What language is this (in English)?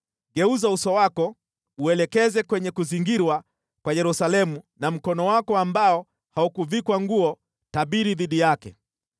Swahili